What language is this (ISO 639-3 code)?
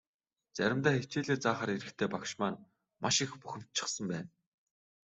mon